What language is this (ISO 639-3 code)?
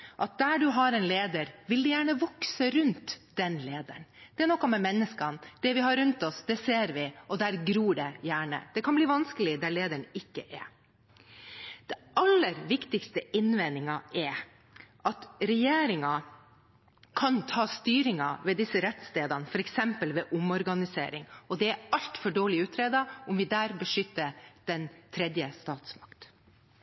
nob